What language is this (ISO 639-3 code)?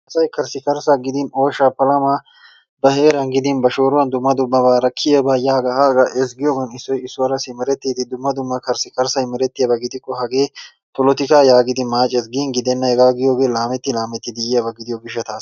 wal